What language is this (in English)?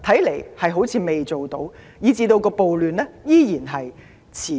Cantonese